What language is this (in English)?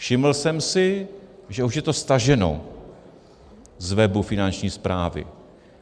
Czech